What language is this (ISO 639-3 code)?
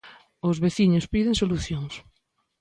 glg